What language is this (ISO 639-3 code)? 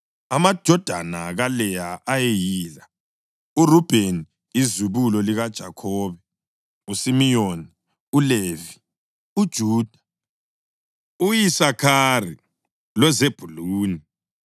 nde